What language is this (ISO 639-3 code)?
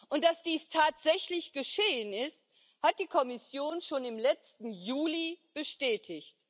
deu